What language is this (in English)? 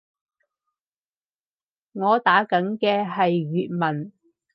Cantonese